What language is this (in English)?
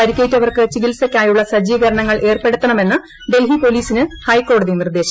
Malayalam